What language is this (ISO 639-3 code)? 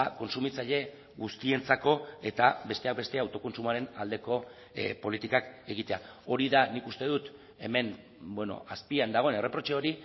eus